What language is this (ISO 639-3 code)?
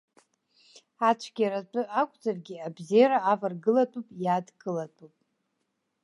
abk